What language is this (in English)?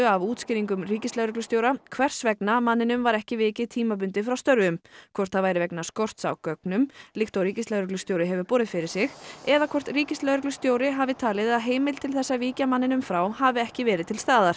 Icelandic